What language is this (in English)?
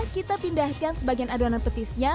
Indonesian